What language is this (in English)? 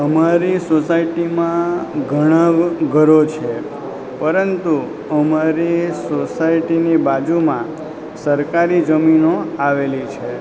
Gujarati